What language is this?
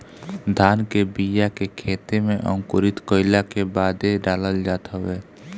Bhojpuri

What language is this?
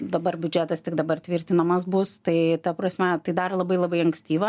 Lithuanian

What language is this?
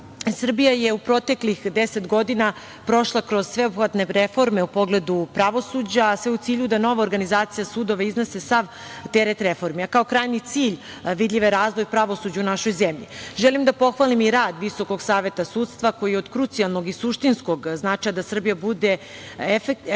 Serbian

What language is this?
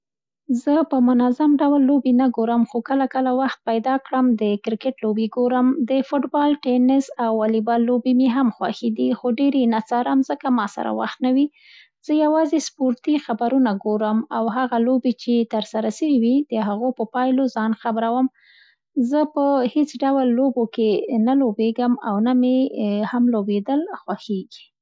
Central Pashto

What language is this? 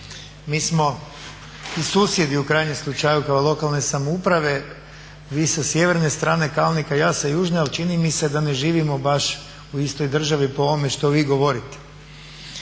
Croatian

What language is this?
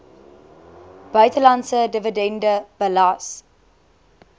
Afrikaans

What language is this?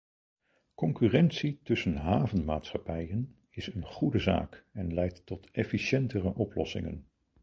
Dutch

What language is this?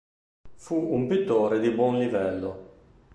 Italian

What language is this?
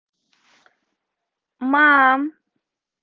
Russian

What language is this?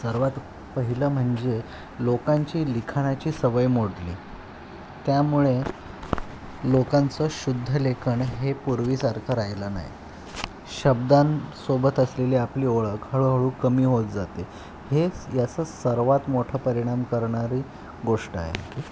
Marathi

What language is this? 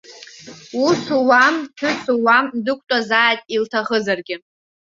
Abkhazian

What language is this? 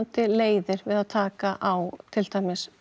Icelandic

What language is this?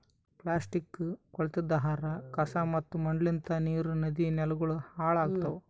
Kannada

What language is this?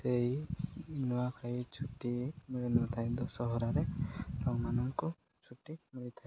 Odia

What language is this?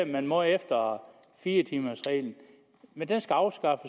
Danish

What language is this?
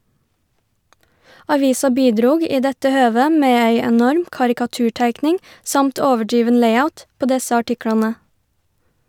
Norwegian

